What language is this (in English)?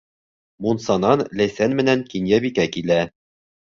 Bashkir